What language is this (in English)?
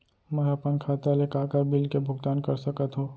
Chhattisgarhi